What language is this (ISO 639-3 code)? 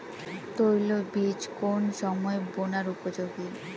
ben